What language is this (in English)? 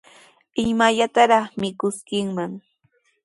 Sihuas Ancash Quechua